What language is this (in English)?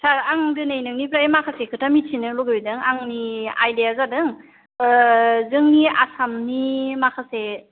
Bodo